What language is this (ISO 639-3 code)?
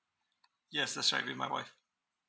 eng